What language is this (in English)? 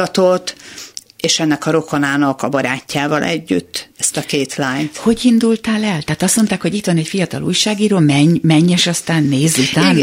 Hungarian